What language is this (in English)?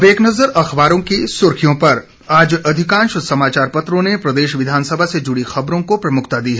Hindi